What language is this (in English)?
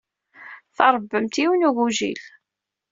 Kabyle